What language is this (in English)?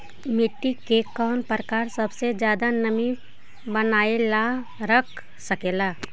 Magahi